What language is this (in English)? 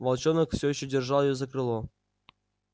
Russian